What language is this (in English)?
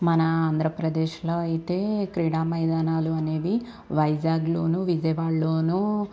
Telugu